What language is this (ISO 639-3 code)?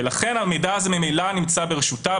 heb